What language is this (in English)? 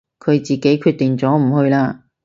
Cantonese